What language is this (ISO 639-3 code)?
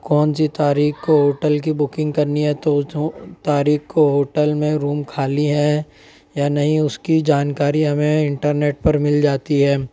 urd